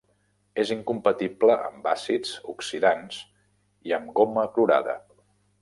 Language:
Catalan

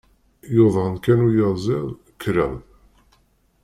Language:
Kabyle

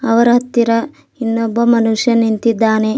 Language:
Kannada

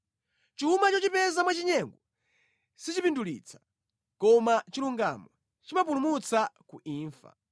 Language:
Nyanja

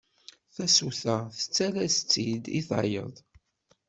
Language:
Kabyle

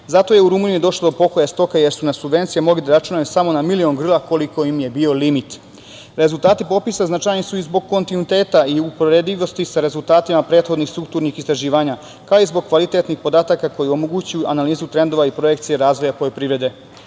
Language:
Serbian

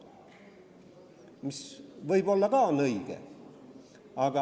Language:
Estonian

